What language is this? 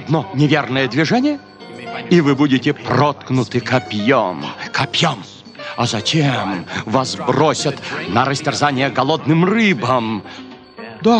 Russian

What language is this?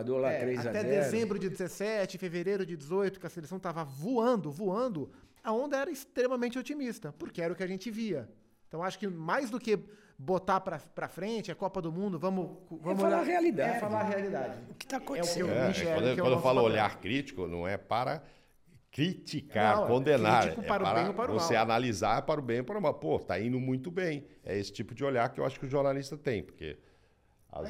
Portuguese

